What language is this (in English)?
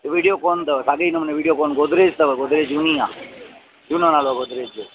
Sindhi